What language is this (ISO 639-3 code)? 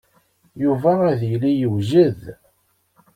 kab